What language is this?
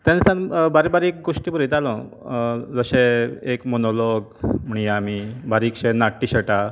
Konkani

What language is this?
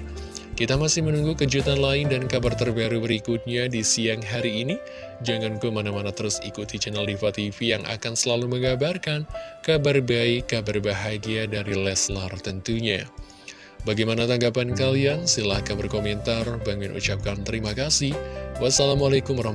Indonesian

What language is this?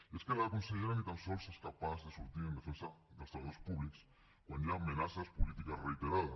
Catalan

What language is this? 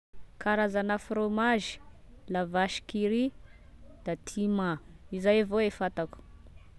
Tesaka Malagasy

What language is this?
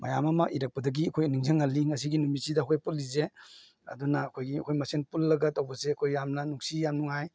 Manipuri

